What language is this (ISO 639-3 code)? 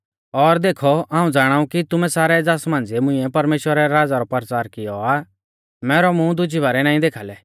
bfz